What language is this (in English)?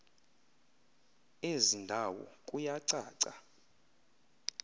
Xhosa